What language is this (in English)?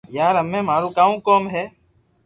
Loarki